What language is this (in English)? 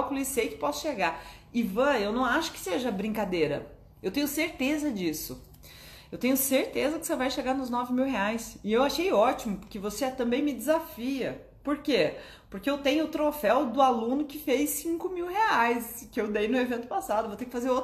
Portuguese